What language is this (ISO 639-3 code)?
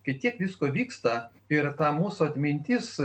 lit